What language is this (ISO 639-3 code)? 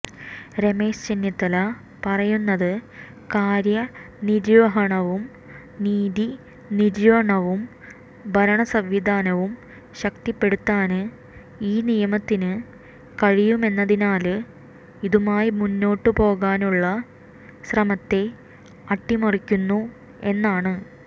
mal